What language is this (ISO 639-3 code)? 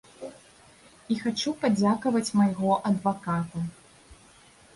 bel